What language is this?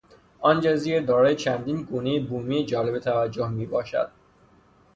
Persian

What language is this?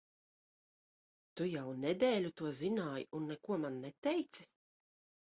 Latvian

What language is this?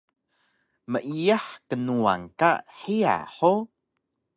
Taroko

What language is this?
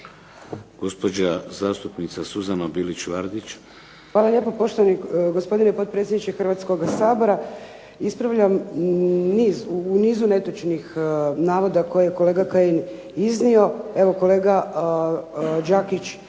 Croatian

